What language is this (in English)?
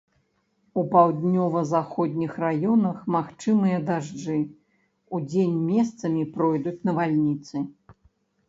Belarusian